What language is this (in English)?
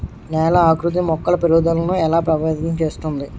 Telugu